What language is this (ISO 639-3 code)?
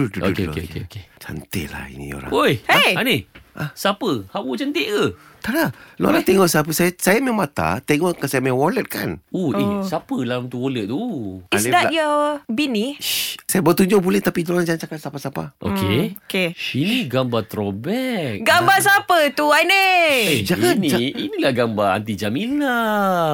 msa